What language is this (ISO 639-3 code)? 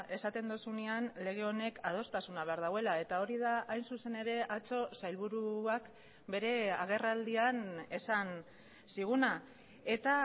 eus